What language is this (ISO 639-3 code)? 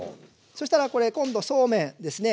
jpn